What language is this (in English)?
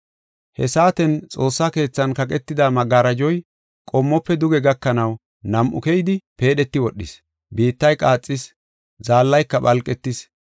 Gofa